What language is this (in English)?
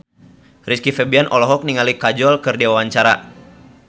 Sundanese